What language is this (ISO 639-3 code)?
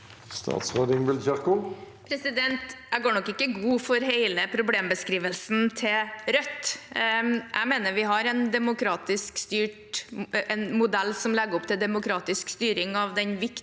nor